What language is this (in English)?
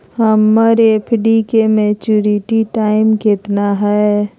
Magahi